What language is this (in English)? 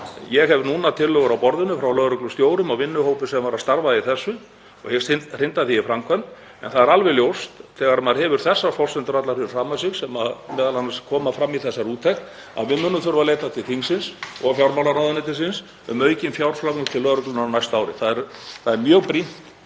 Icelandic